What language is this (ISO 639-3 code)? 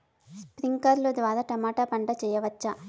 tel